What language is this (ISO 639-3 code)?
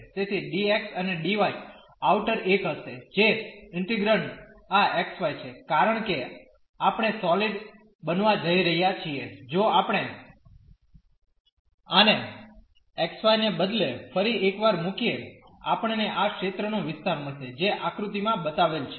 guj